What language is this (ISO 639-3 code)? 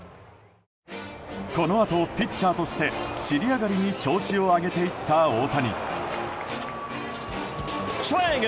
jpn